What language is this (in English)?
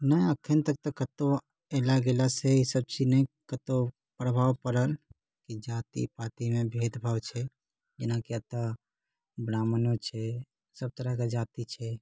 Maithili